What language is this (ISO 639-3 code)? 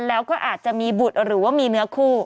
tha